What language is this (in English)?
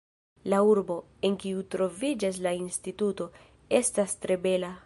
Esperanto